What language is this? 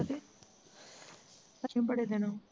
Punjabi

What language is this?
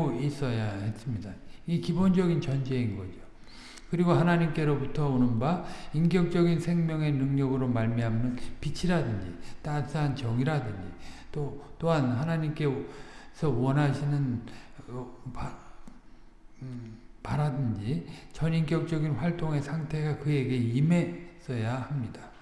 Korean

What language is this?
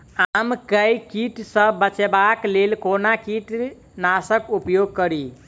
Maithili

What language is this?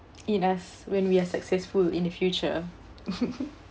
English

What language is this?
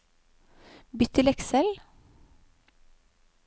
Norwegian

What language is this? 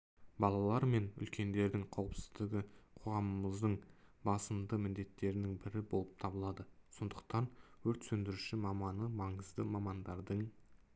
Kazakh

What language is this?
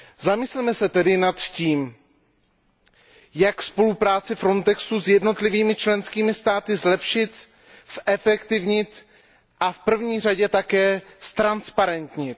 Czech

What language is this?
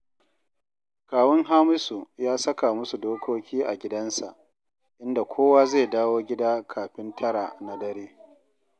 Hausa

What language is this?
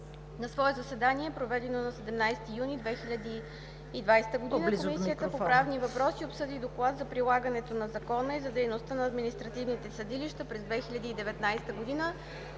Bulgarian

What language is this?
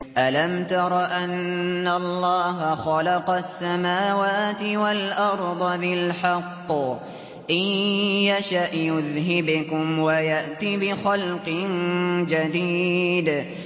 Arabic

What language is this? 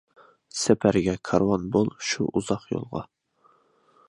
Uyghur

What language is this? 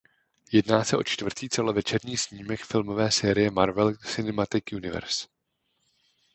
Czech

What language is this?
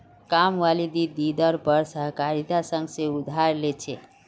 Magahi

